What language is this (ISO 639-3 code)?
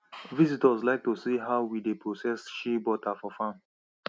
pcm